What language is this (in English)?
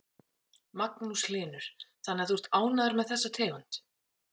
Icelandic